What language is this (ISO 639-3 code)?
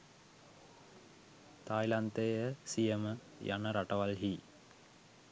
sin